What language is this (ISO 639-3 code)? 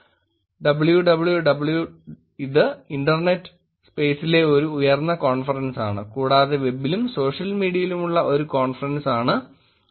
mal